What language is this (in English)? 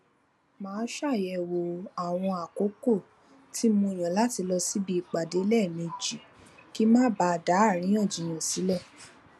Yoruba